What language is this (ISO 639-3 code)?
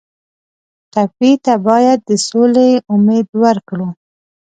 pus